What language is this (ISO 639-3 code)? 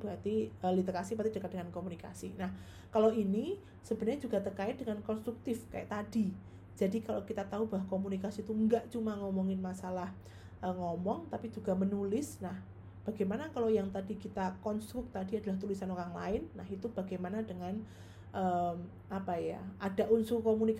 ind